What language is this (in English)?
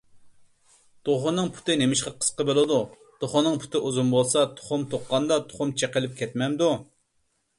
Uyghur